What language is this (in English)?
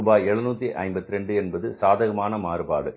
Tamil